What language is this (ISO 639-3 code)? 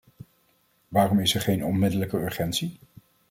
nld